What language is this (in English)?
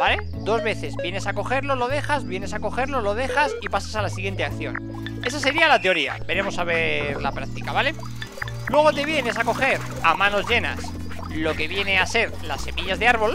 Spanish